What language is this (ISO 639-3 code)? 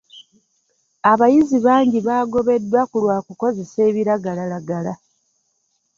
lug